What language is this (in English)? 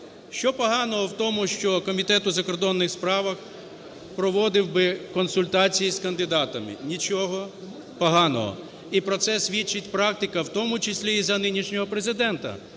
Ukrainian